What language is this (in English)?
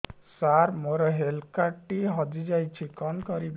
Odia